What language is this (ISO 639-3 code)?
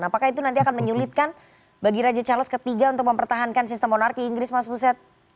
ind